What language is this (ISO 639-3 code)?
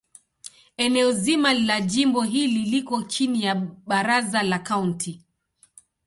swa